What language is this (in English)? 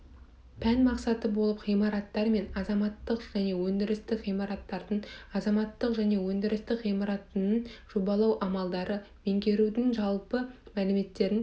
Kazakh